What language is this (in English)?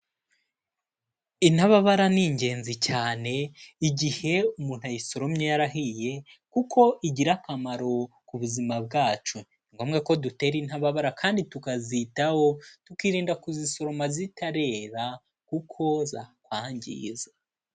Kinyarwanda